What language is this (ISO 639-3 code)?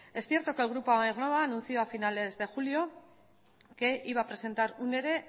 spa